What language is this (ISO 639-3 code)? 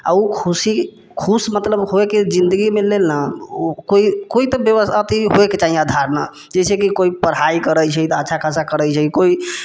mai